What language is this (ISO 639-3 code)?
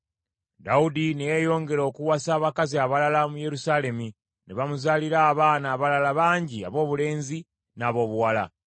lug